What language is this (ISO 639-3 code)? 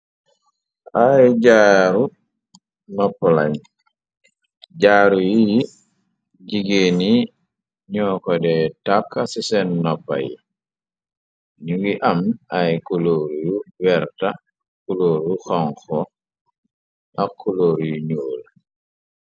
wol